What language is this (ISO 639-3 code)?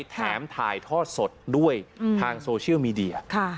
tha